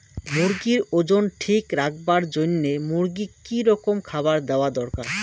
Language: Bangla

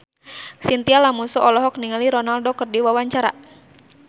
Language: Sundanese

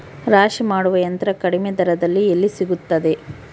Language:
Kannada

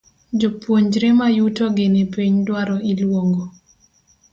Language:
Luo (Kenya and Tanzania)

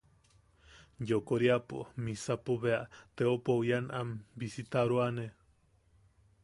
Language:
Yaqui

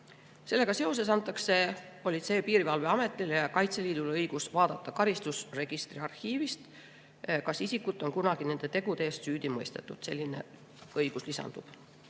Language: Estonian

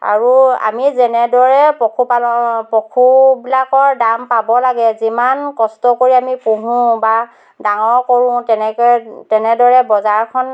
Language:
Assamese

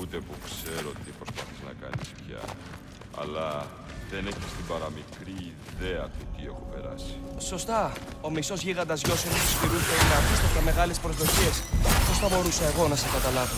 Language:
Greek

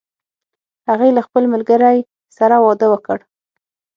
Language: Pashto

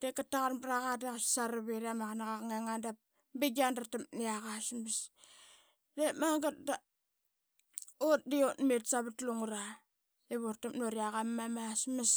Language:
Qaqet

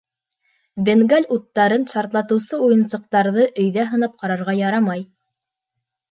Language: Bashkir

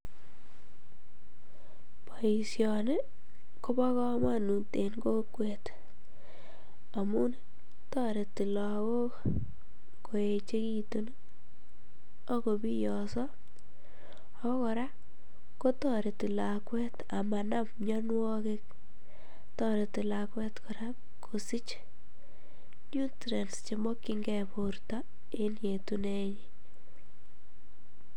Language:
Kalenjin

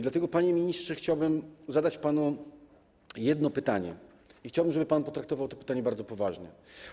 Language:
Polish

